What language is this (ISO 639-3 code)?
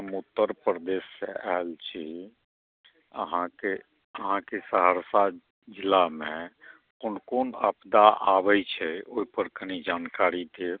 mai